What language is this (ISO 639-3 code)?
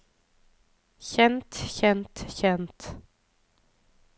nor